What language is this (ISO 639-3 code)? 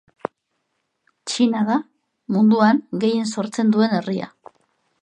eus